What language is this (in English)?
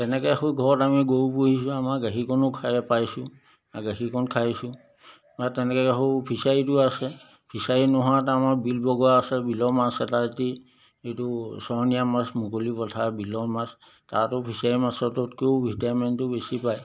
Assamese